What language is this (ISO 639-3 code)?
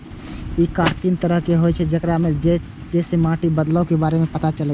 mai